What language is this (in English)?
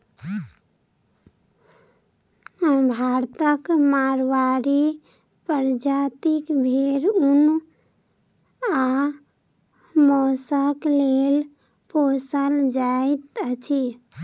Maithili